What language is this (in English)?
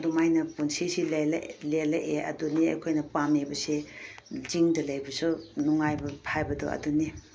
Manipuri